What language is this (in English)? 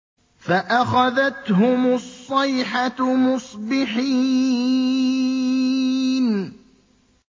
Arabic